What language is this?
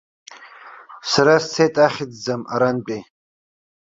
Abkhazian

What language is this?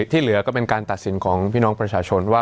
Thai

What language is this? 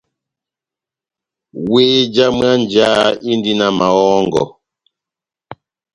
Batanga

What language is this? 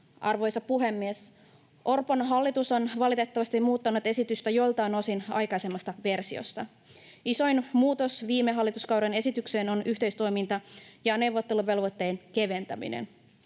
Finnish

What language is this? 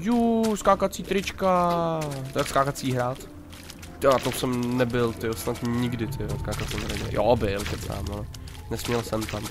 Czech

